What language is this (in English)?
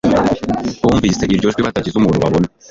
Kinyarwanda